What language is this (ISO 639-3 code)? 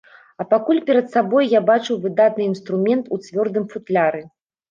bel